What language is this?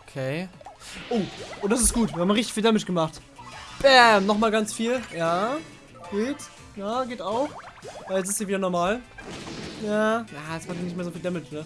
German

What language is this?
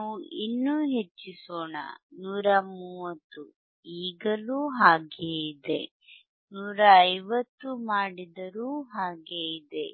Kannada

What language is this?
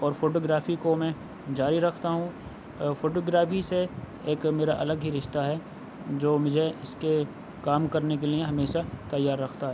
Urdu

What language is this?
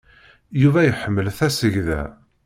Kabyle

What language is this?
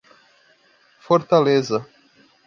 Portuguese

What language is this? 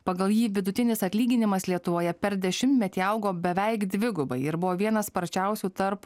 Lithuanian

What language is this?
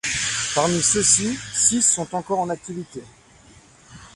French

